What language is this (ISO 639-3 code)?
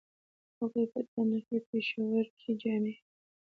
pus